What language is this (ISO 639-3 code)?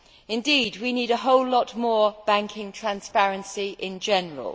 eng